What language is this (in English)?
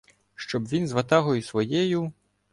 Ukrainian